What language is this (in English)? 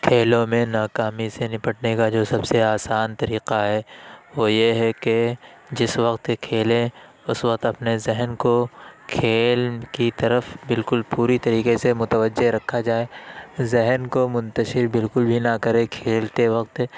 Urdu